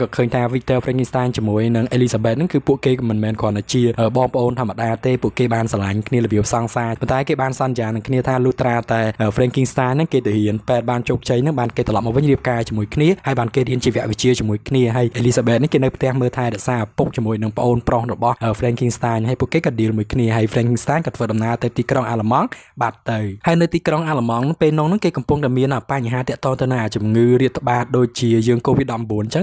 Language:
Thai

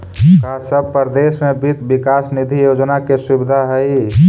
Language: Magahi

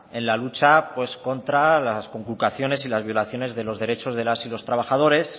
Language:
Spanish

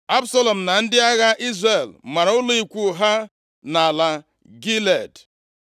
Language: Igbo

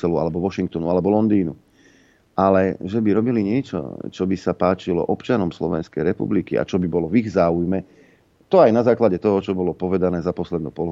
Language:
Slovak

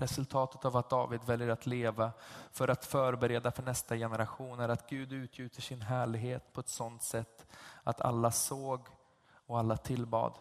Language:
Swedish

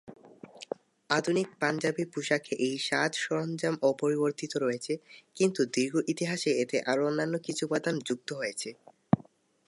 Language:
Bangla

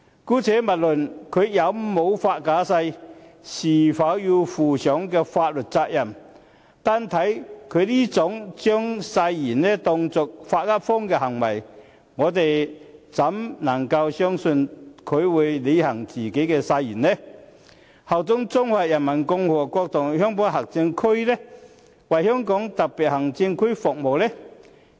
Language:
Cantonese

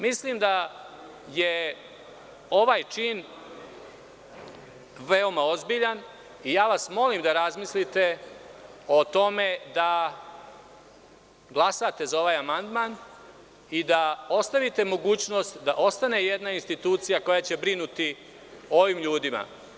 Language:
Serbian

